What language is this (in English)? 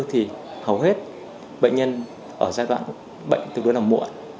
Vietnamese